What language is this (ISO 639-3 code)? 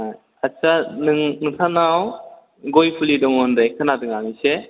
brx